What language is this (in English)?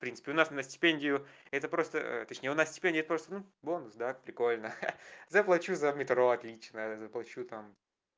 Russian